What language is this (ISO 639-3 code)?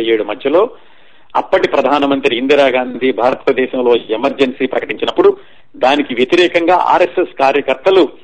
tel